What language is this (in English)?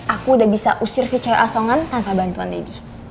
Indonesian